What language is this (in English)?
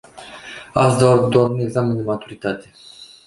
Romanian